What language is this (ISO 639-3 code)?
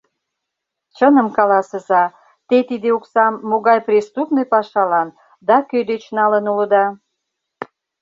chm